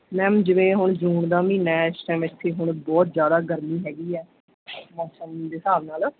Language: Punjabi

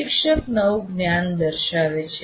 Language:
Gujarati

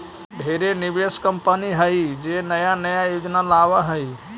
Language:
Magahi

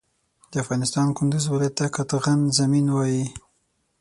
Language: Pashto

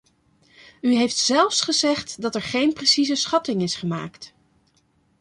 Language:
Dutch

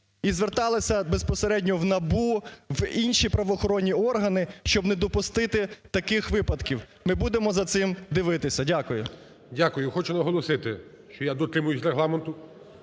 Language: Ukrainian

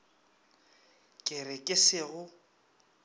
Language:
Northern Sotho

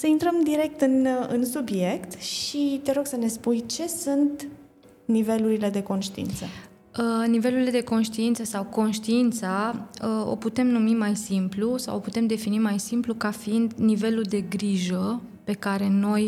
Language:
Romanian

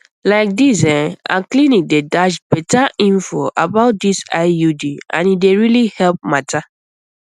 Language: Nigerian Pidgin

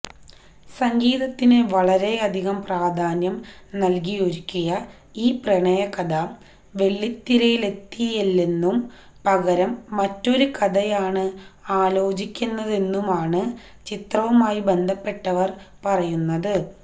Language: Malayalam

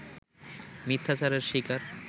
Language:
Bangla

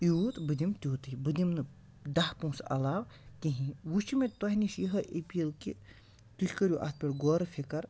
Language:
Kashmiri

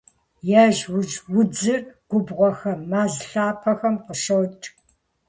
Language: Kabardian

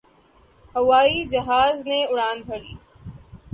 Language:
Urdu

